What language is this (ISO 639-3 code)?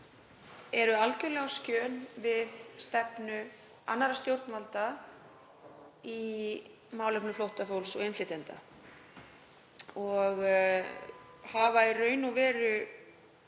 isl